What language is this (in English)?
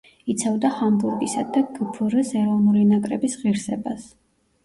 Georgian